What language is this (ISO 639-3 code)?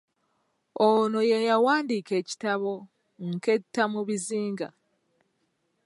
lug